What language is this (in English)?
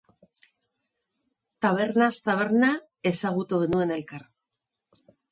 Basque